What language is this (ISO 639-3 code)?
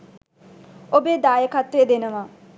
sin